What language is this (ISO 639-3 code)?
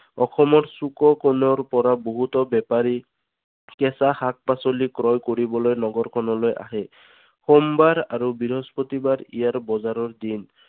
asm